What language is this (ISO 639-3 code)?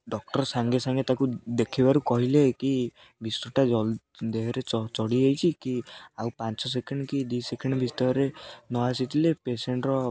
ori